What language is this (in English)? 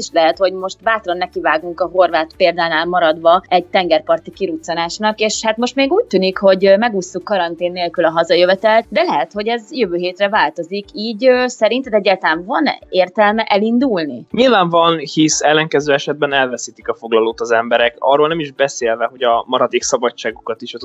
Hungarian